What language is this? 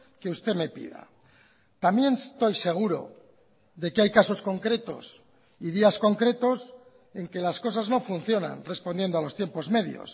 Spanish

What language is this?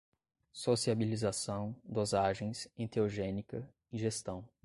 Portuguese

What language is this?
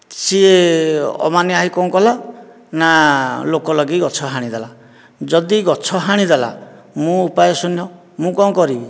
Odia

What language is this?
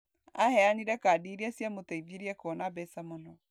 Kikuyu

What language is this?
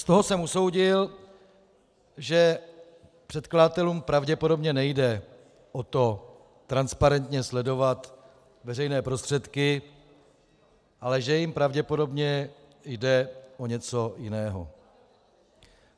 Czech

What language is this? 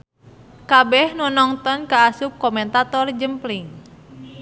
Sundanese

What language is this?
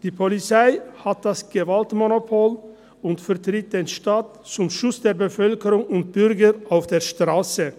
Swiss German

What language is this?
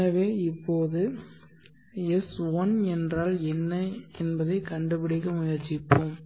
Tamil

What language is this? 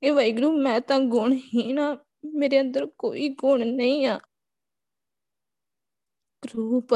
Punjabi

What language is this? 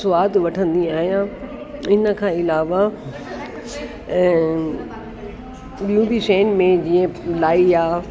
Sindhi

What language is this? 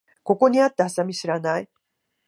Japanese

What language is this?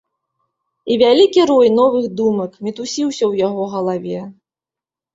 Belarusian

